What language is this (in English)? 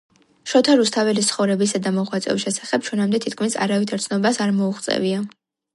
Georgian